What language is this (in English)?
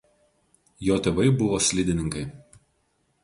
Lithuanian